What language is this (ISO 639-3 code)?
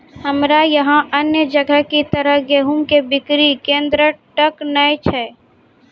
mai